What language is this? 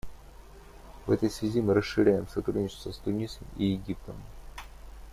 Russian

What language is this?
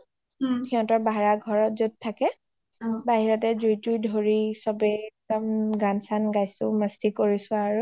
Assamese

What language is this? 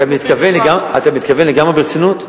Hebrew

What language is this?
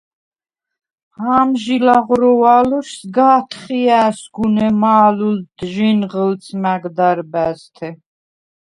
Svan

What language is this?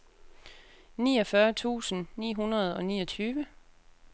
Danish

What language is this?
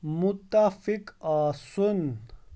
Kashmiri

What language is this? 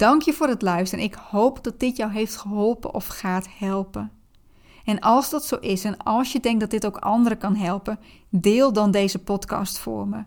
Dutch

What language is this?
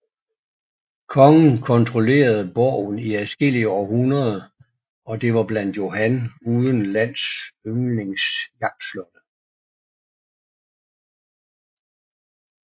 Danish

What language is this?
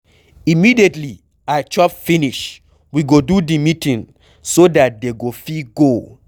Nigerian Pidgin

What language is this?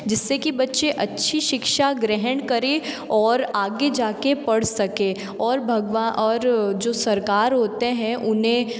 Hindi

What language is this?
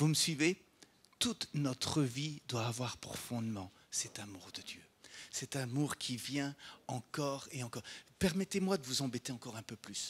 French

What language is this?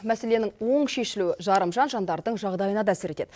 Kazakh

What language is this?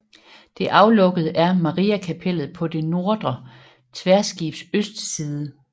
Danish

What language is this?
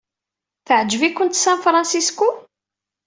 Kabyle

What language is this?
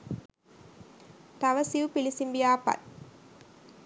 Sinhala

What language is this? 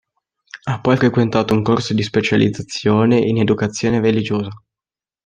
Italian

